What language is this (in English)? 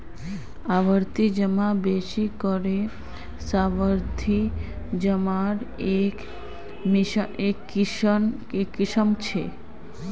Magahi